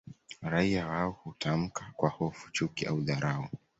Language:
Swahili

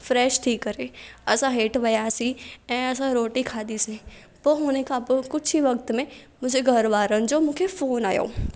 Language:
Sindhi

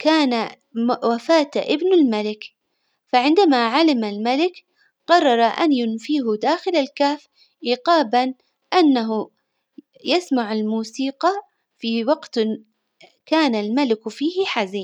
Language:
Hijazi Arabic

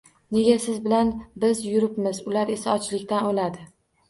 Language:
Uzbek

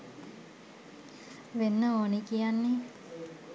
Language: Sinhala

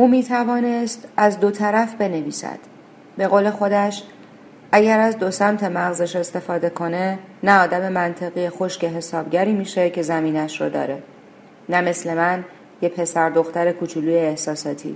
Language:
Persian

